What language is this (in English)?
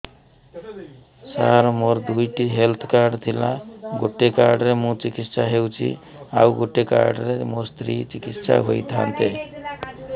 Odia